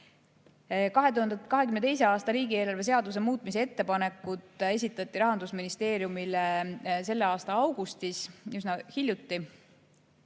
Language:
Estonian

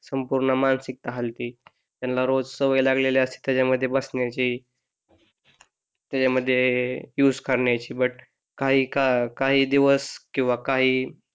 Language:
Marathi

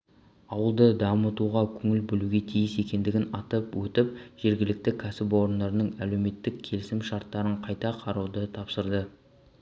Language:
Kazakh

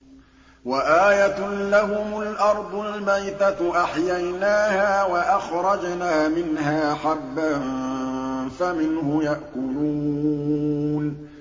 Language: Arabic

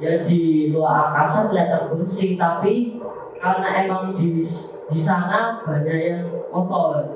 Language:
Indonesian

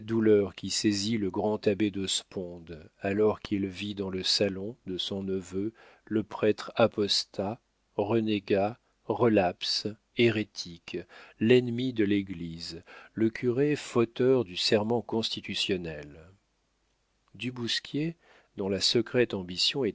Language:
French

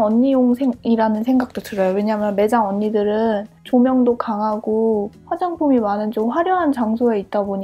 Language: Korean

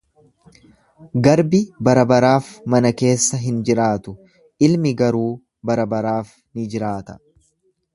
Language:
Oromo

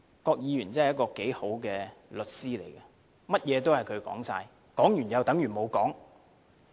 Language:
Cantonese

